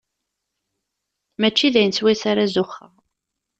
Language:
Kabyle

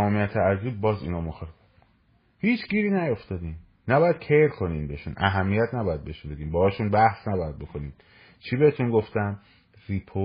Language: Persian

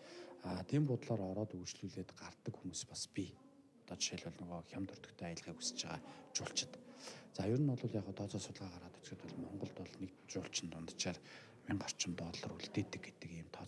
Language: Arabic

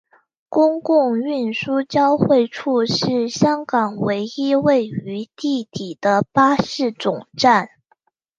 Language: Chinese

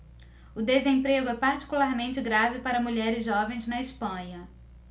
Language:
Portuguese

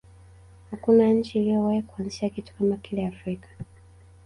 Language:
Swahili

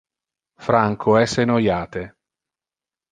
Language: Interlingua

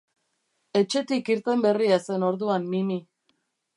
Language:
Basque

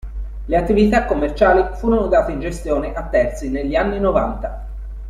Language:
Italian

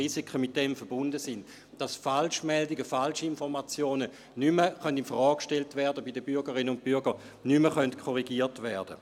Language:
Swiss German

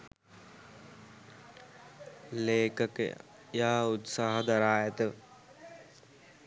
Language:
Sinhala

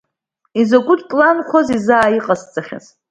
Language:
Abkhazian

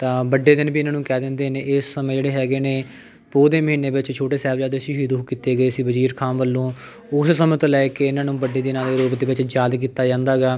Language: Punjabi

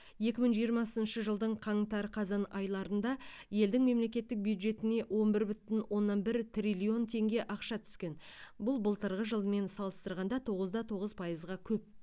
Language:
Kazakh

